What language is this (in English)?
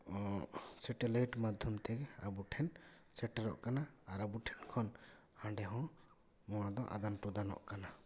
Santali